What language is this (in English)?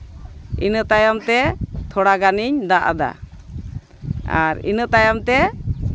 Santali